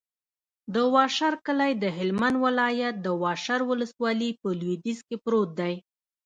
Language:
Pashto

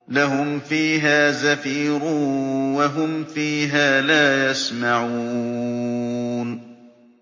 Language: Arabic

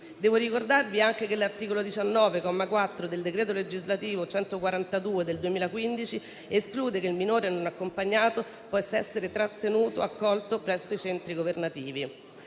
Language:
Italian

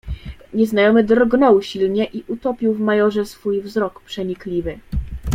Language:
Polish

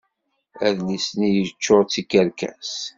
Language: Kabyle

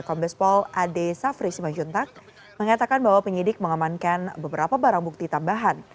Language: Indonesian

